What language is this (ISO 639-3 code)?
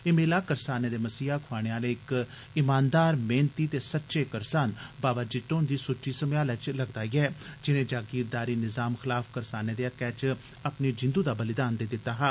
doi